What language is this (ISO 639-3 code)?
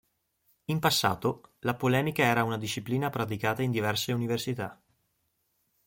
ita